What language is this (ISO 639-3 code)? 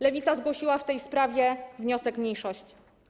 pol